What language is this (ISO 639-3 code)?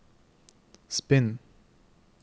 nor